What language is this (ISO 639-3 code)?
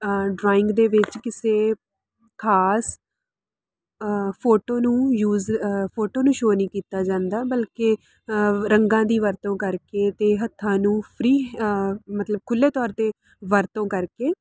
pan